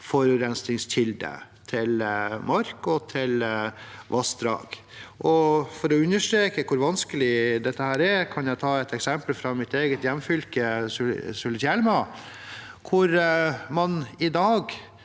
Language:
Norwegian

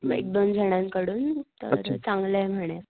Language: Marathi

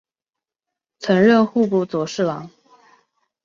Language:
Chinese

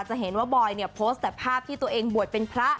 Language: Thai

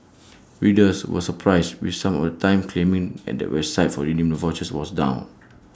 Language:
English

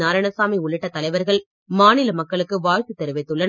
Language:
Tamil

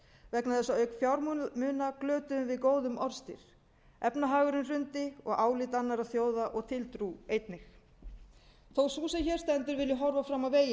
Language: Icelandic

